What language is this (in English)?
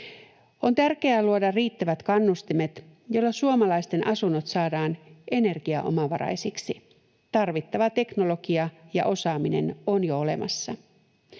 Finnish